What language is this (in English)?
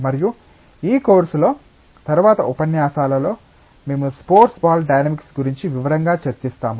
Telugu